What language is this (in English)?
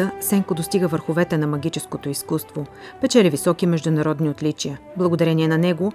Bulgarian